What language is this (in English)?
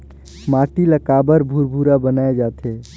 Chhattisgarhi